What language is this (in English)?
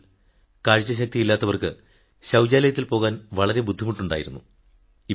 Malayalam